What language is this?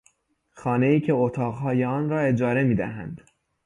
Persian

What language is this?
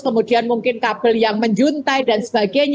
Indonesian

